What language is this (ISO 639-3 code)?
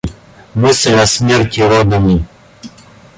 rus